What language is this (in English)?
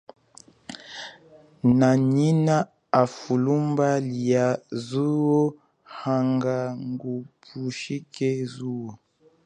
Chokwe